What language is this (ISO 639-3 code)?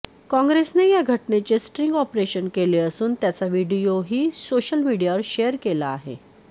mar